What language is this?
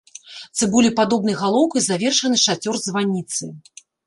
Belarusian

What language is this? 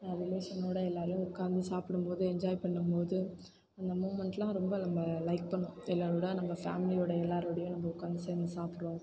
Tamil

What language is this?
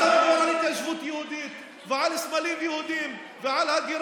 Hebrew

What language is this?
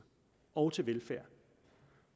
Danish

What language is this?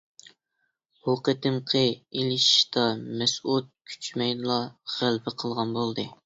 Uyghur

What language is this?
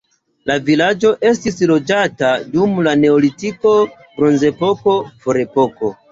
Esperanto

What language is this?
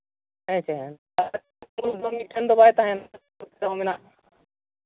Santali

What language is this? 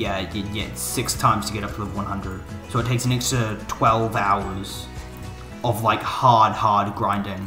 English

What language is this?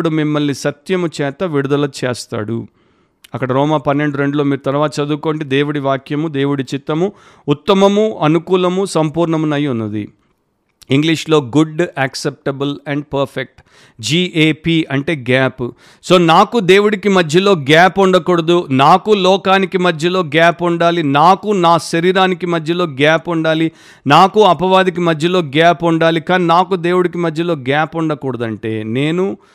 Telugu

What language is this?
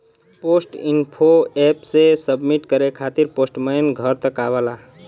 Bhojpuri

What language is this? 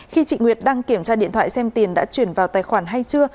Vietnamese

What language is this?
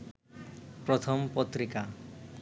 Bangla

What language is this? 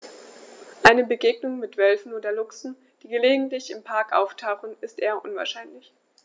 German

